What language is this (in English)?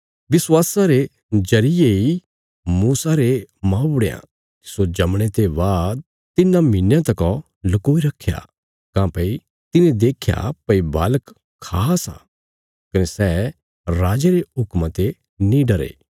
Bilaspuri